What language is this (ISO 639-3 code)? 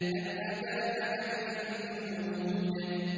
ara